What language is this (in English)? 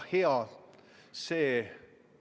Estonian